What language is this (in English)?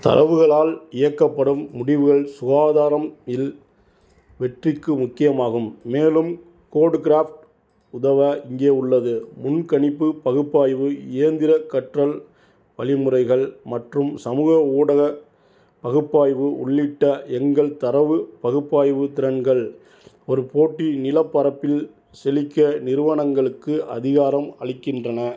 Tamil